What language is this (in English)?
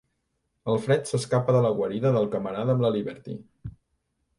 Catalan